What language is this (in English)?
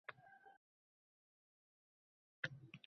Uzbek